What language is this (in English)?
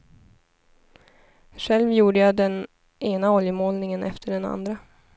Swedish